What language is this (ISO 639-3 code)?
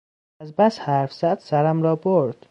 fas